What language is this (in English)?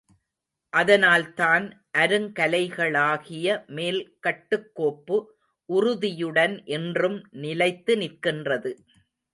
Tamil